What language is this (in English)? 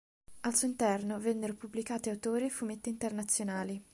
Italian